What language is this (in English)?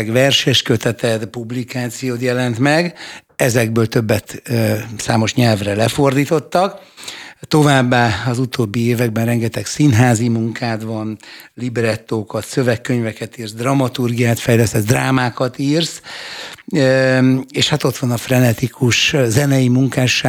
Hungarian